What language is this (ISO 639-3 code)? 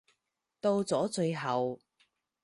yue